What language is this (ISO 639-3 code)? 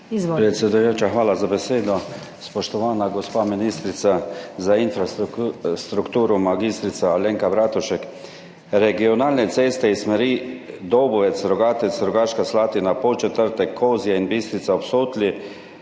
slv